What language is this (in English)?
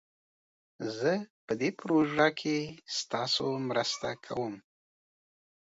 Pashto